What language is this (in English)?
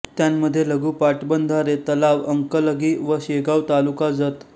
Marathi